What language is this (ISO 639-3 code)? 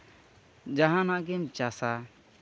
sat